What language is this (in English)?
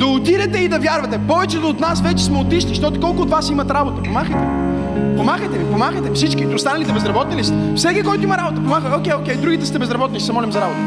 Bulgarian